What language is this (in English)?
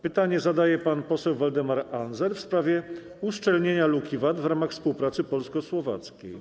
Polish